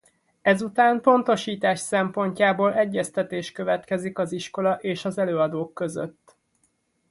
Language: Hungarian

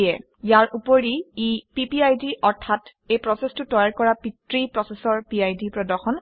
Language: Assamese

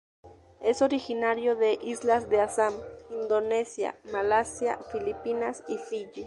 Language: Spanish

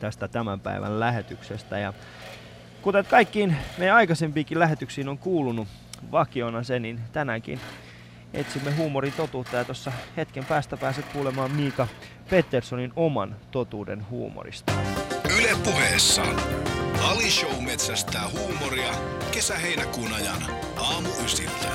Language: Finnish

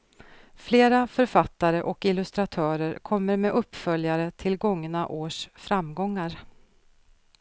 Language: Swedish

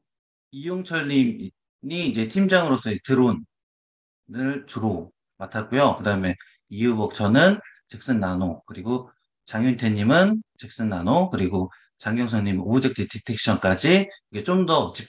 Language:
Korean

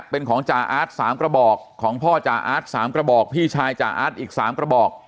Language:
Thai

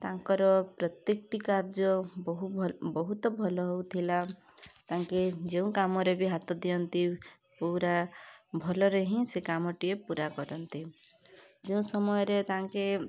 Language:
Odia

